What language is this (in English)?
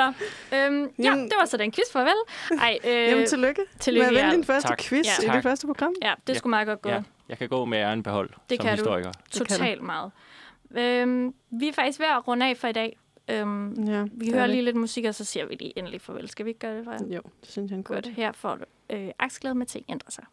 Danish